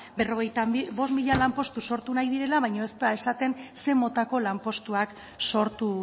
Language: Basque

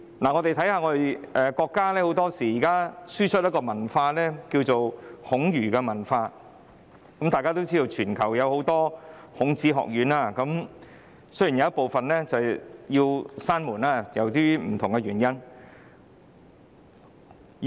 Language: Cantonese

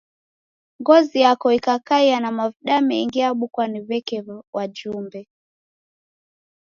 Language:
Taita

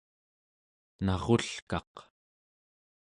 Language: Central Yupik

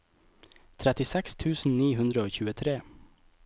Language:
Norwegian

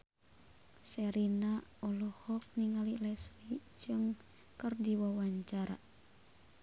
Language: Sundanese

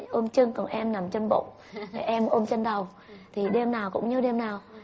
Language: Vietnamese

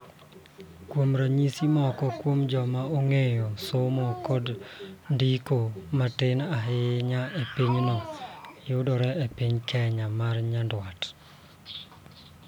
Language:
Luo (Kenya and Tanzania)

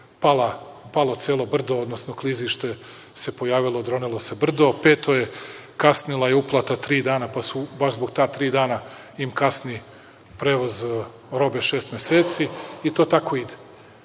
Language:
Serbian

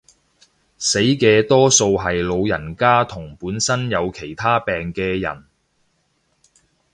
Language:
Cantonese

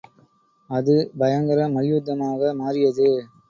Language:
Tamil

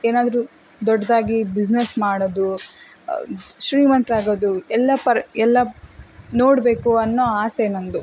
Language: Kannada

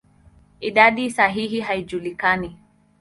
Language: Swahili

